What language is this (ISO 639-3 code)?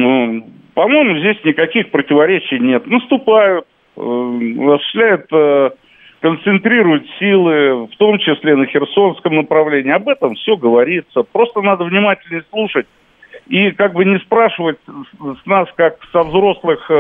rus